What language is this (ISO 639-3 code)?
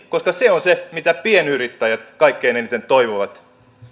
fin